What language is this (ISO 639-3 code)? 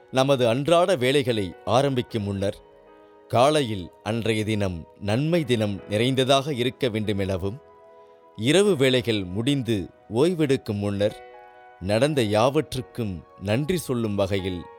tam